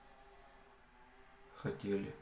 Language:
Russian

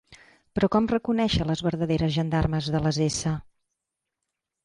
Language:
Catalan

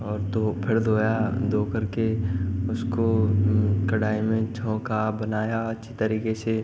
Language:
Hindi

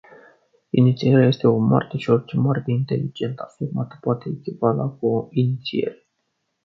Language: Romanian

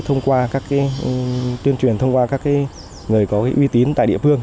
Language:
Vietnamese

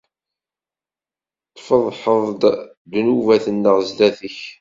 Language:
Kabyle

